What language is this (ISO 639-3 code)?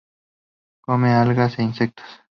spa